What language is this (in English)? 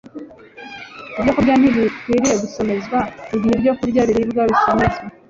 Kinyarwanda